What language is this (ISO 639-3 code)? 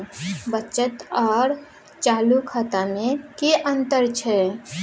mai